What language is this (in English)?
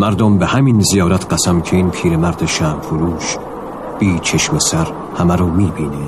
Persian